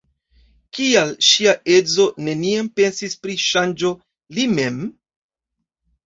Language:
Esperanto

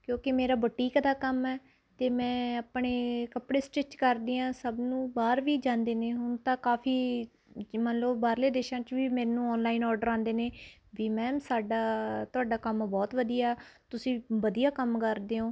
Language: Punjabi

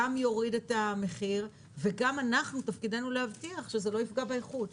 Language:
Hebrew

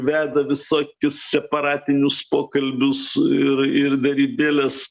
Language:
Lithuanian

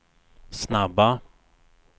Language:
Swedish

